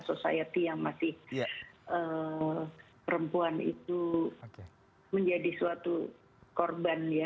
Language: Indonesian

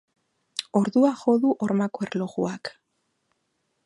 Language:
Basque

